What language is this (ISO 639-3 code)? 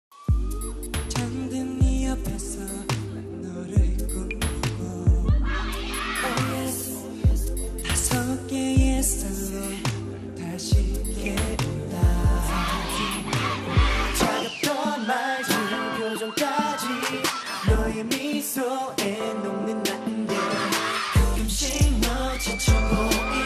pol